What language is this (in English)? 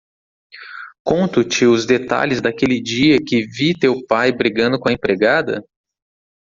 Portuguese